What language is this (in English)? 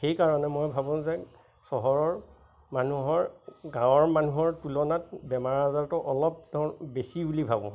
Assamese